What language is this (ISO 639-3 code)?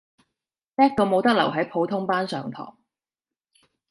yue